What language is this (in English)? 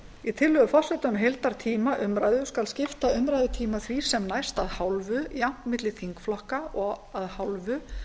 Icelandic